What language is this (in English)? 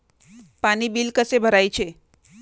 Marathi